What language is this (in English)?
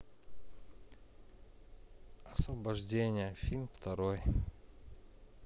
Russian